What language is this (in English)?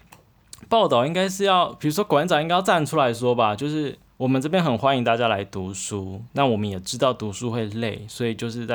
Chinese